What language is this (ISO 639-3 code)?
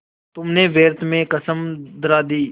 hin